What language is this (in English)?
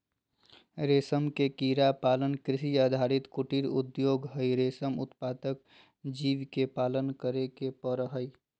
Magahi